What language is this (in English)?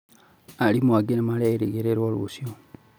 Kikuyu